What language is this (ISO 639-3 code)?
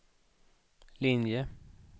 swe